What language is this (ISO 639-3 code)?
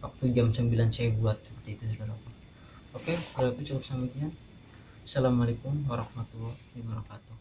ind